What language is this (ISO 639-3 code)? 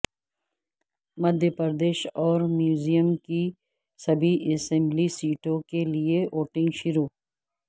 urd